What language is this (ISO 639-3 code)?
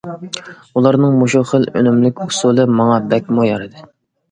uig